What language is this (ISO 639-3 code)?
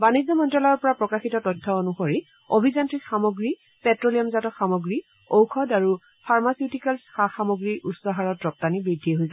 asm